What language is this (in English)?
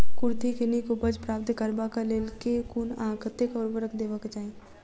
Maithili